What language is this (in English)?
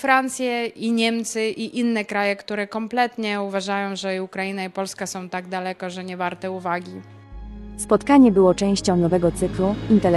Polish